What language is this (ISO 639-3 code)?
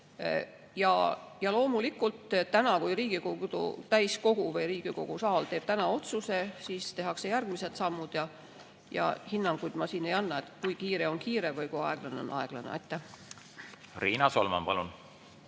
est